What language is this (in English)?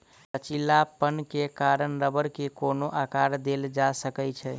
Maithili